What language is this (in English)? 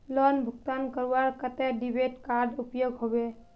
Magahi